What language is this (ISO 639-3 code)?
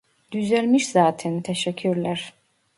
tur